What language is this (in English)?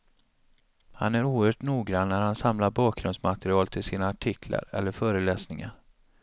Swedish